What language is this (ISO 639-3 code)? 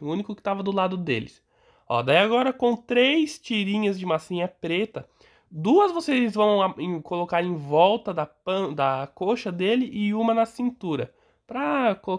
por